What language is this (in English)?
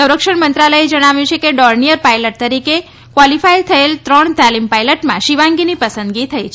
Gujarati